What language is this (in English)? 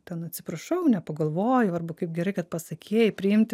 Lithuanian